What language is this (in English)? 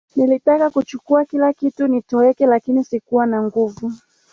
Swahili